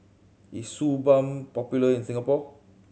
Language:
English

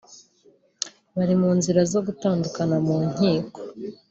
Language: Kinyarwanda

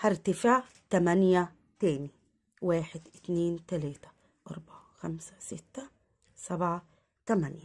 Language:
Arabic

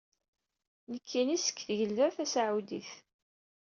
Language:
Kabyle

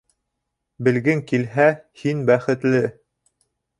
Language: Bashkir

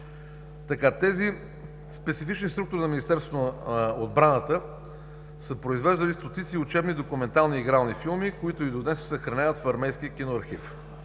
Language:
Bulgarian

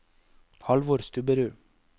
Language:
Norwegian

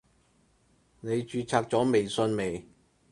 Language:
Cantonese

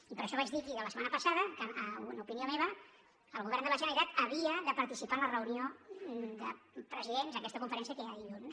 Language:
Catalan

